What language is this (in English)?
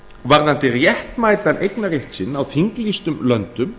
Icelandic